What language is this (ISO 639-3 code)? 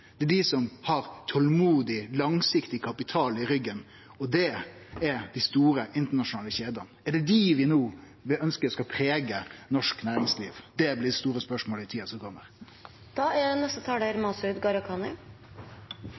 nor